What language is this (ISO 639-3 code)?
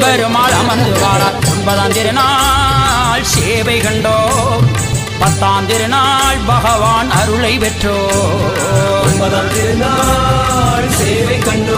tam